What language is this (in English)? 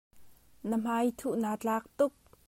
Hakha Chin